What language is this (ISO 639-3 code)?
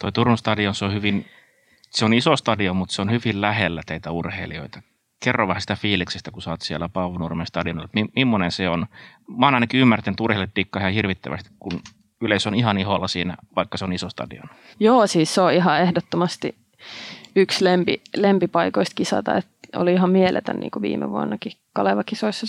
fin